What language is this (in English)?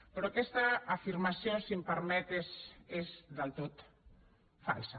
Catalan